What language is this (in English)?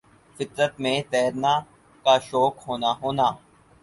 Urdu